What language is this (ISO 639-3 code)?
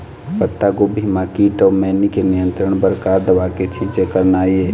hne